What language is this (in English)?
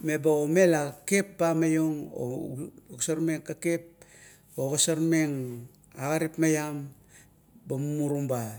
Kuot